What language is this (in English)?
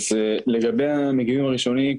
Hebrew